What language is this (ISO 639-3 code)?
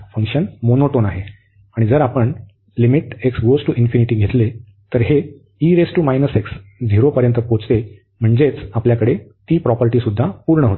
mar